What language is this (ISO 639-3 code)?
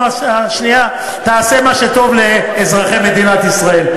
heb